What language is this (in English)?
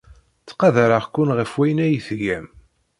Kabyle